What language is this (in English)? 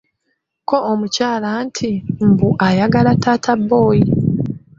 Ganda